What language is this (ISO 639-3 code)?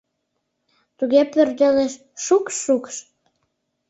chm